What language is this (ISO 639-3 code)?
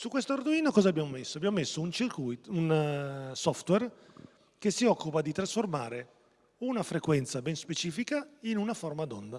ita